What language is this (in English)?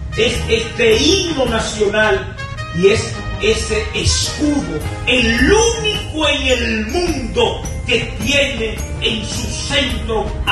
Spanish